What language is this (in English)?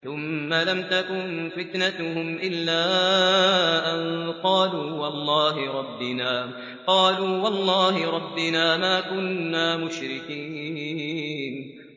Arabic